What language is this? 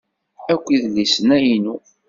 Kabyle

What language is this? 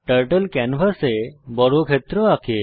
Bangla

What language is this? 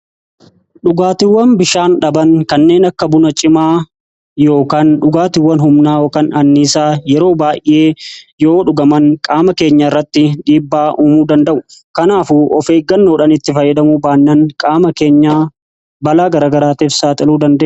Oromo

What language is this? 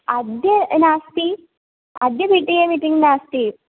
Sanskrit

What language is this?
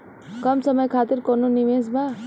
Bhojpuri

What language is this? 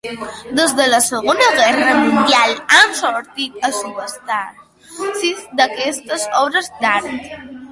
Catalan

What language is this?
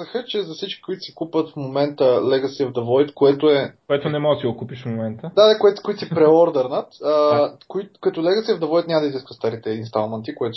Bulgarian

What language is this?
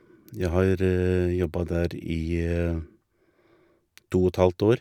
Norwegian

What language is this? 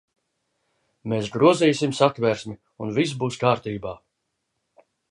Latvian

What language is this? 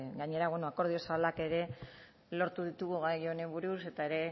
Basque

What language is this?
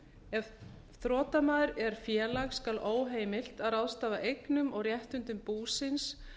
Icelandic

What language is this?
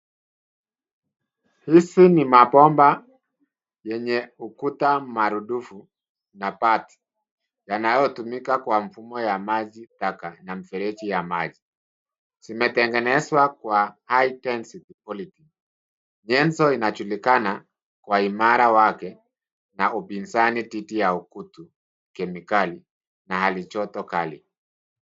Swahili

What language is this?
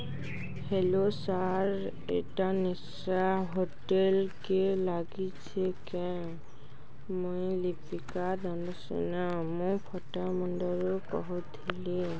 Odia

